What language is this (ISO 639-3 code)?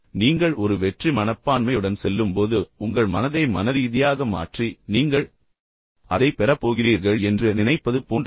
tam